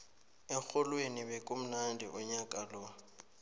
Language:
South Ndebele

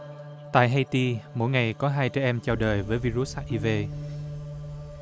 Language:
Vietnamese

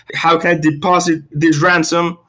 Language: English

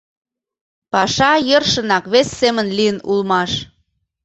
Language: Mari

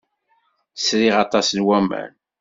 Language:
Kabyle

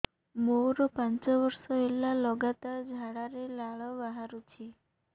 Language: Odia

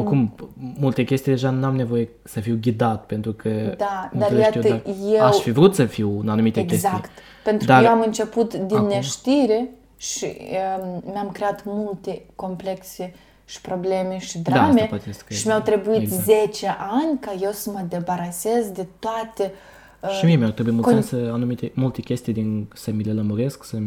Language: Romanian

